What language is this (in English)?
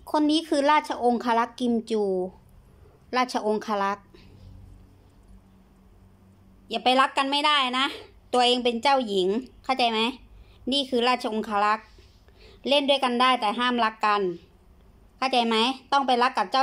Thai